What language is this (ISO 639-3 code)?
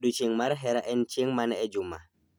luo